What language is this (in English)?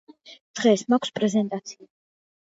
Georgian